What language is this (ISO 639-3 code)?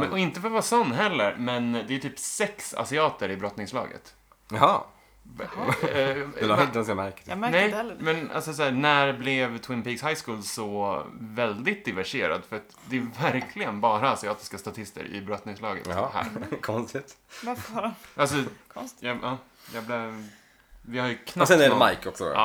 swe